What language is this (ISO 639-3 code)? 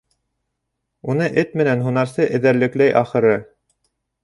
bak